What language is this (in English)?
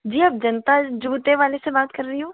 Hindi